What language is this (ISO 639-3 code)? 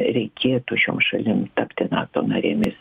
lit